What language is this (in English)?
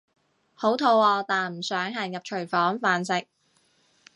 Cantonese